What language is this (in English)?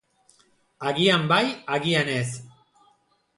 Basque